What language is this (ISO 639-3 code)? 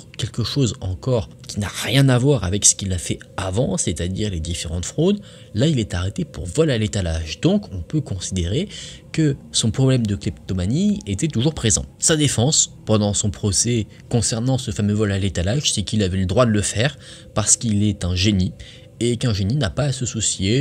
fra